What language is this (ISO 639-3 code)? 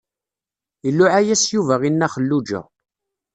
kab